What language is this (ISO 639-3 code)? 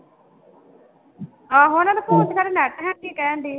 pan